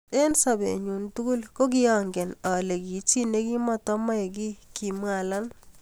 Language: Kalenjin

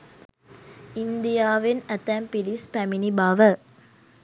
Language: Sinhala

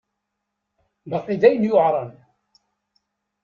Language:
Kabyle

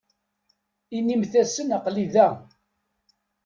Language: Kabyle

